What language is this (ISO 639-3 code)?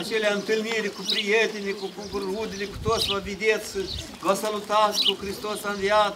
ron